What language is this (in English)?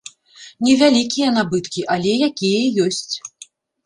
Belarusian